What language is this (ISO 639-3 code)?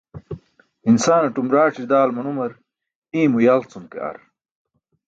bsk